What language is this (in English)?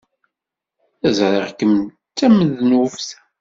Kabyle